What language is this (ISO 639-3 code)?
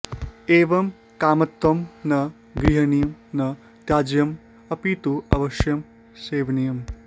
san